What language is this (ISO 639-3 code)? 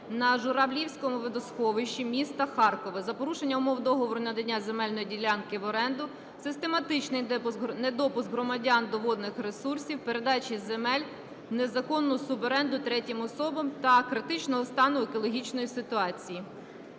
ukr